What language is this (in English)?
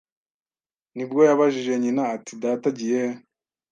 Kinyarwanda